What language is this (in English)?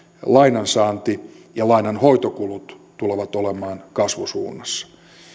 Finnish